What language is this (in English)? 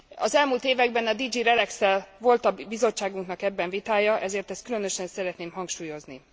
Hungarian